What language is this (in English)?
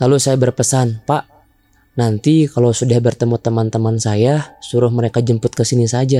Indonesian